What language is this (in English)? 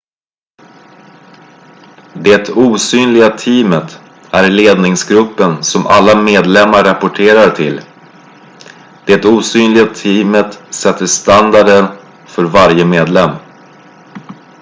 Swedish